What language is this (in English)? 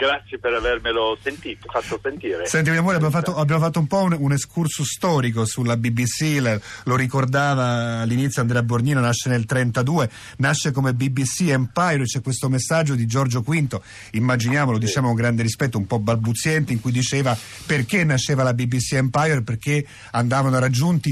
Italian